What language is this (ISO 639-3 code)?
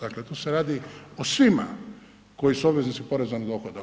hrv